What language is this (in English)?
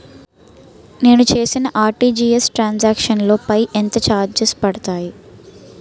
Telugu